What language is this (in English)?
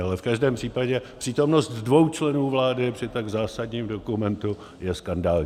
Czech